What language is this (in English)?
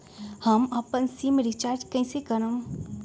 Magahi